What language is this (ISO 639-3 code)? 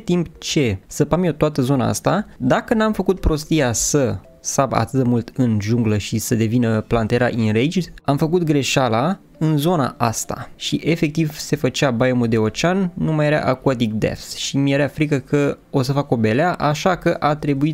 ron